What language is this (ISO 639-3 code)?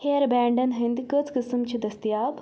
kas